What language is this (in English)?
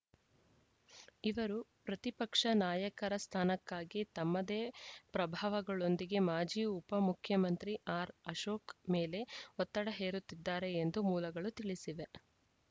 Kannada